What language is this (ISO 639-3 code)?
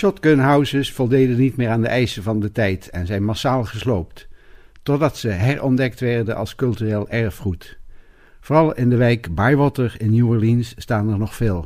nld